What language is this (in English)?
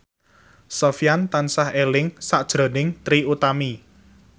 Javanese